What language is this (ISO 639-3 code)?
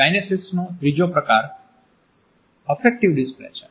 guj